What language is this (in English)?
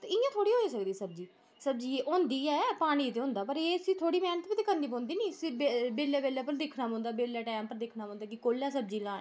Dogri